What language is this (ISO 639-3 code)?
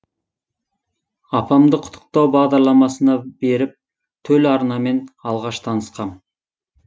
kaz